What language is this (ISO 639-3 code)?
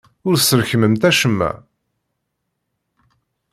kab